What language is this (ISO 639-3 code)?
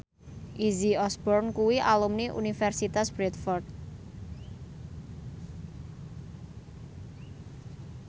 jav